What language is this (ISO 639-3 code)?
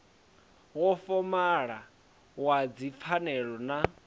ven